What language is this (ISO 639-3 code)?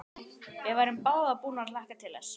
isl